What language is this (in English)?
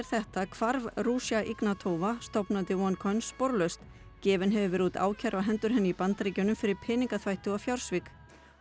Icelandic